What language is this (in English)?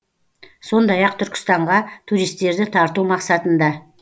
Kazakh